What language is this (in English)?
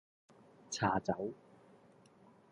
Cantonese